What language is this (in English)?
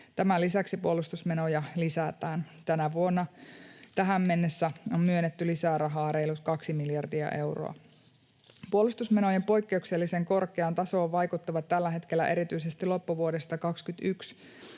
Finnish